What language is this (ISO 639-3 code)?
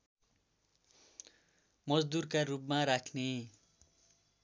nep